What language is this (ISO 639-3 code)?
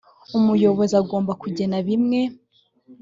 kin